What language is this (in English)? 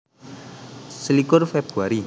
Javanese